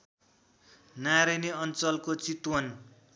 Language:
Nepali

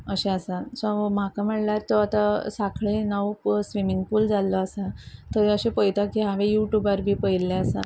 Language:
Konkani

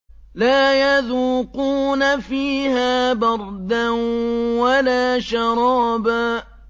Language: Arabic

